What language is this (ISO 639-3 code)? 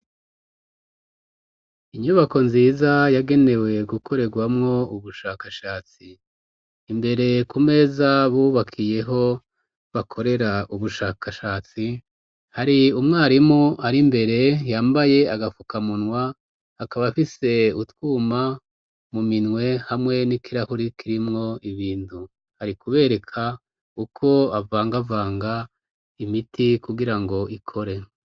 run